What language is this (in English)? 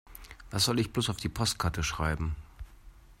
German